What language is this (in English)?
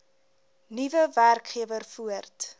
Afrikaans